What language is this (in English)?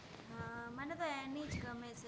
Gujarati